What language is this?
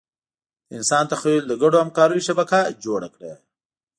Pashto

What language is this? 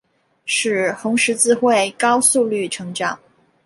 Chinese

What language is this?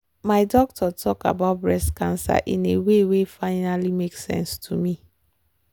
Nigerian Pidgin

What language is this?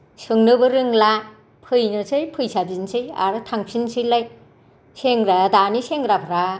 Bodo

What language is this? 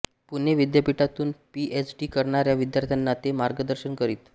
Marathi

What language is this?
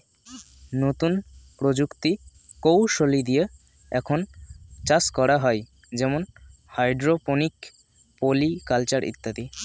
Bangla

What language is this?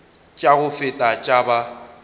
Northern Sotho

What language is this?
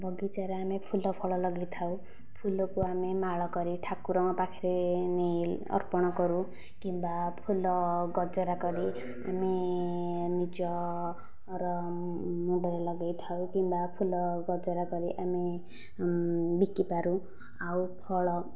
Odia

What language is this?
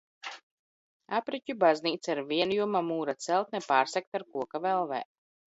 Latvian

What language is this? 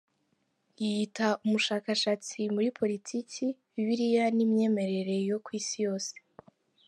Kinyarwanda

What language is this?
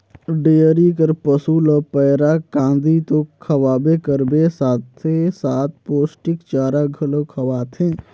Chhattisgarhi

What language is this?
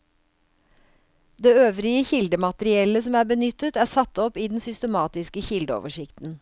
Norwegian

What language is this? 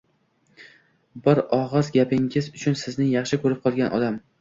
Uzbek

